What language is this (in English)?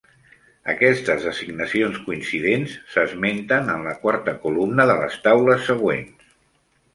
Catalan